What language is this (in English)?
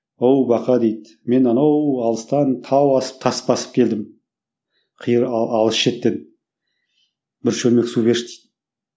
Kazakh